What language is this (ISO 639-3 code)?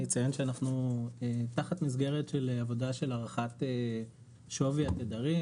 heb